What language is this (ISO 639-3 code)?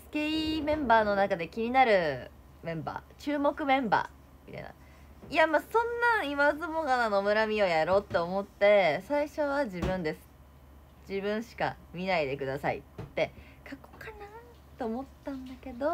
jpn